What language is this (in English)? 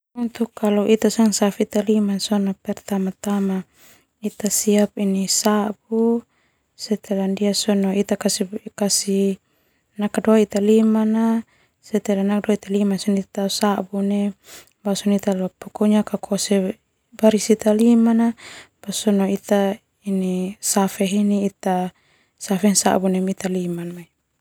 Termanu